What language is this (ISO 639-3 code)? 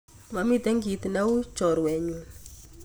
kln